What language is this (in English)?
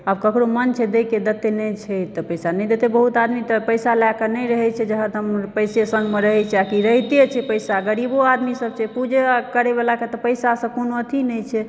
Maithili